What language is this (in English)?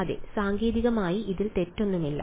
Malayalam